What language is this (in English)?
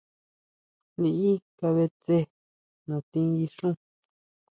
Huautla Mazatec